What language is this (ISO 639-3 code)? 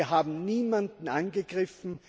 deu